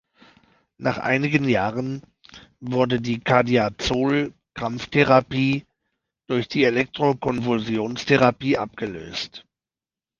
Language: German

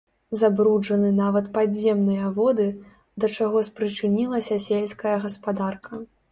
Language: Belarusian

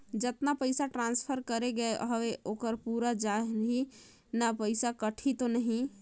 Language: Chhattisgarhi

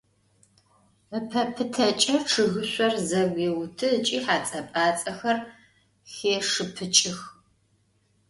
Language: Adyghe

